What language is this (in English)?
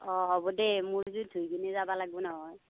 Assamese